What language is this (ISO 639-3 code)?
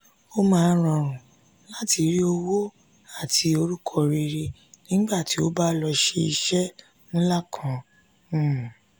yor